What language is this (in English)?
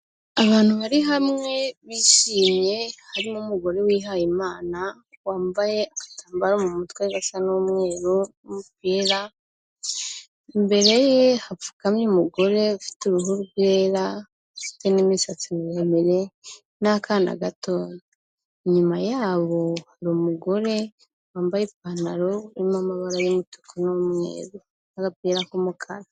Kinyarwanda